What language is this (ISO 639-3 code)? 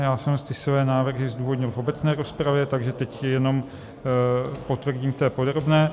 ces